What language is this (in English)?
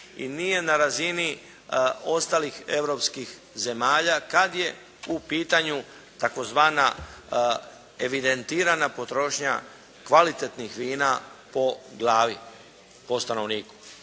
Croatian